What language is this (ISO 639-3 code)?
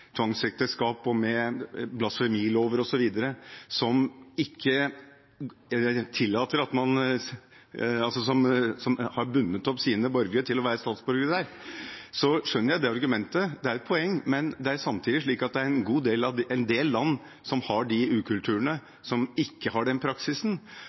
nob